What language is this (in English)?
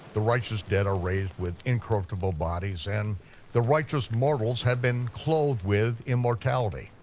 English